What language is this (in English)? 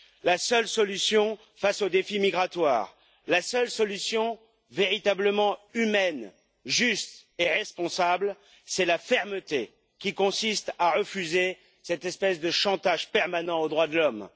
French